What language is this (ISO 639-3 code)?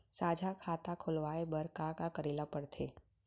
hne